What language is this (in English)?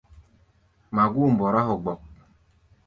Gbaya